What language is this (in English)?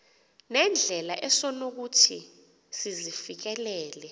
Xhosa